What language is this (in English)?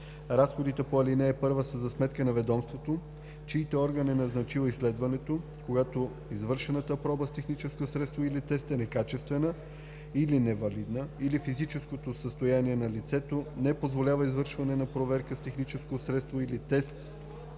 Bulgarian